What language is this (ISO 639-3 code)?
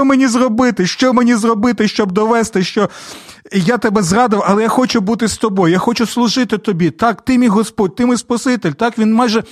ukr